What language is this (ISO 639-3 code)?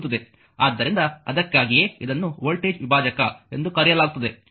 kan